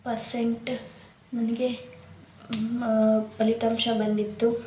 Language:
Kannada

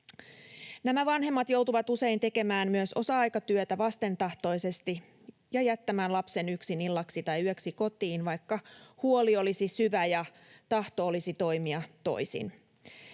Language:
Finnish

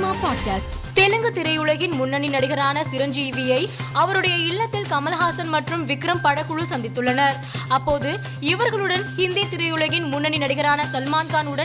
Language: Tamil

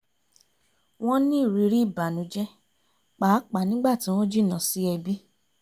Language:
Yoruba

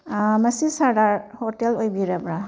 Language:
Manipuri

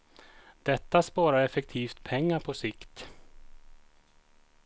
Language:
Swedish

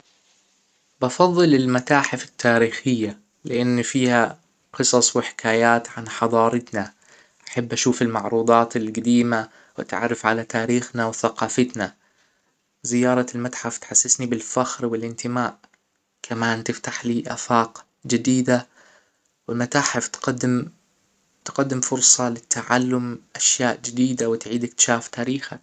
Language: Hijazi Arabic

